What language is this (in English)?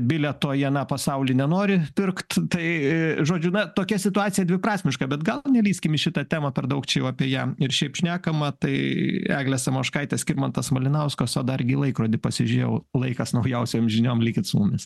Lithuanian